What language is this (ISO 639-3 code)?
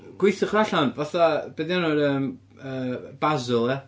cym